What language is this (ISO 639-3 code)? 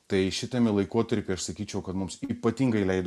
lit